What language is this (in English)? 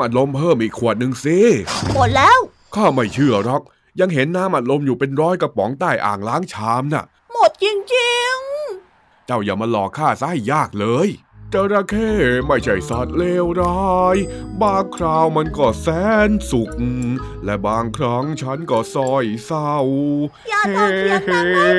Thai